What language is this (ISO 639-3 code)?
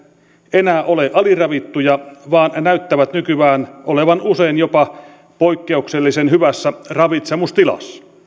fin